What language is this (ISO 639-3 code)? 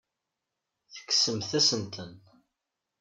kab